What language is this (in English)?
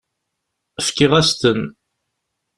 Kabyle